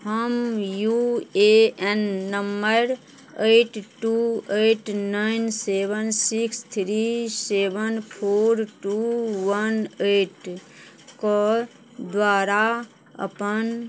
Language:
Maithili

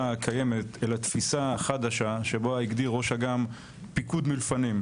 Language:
Hebrew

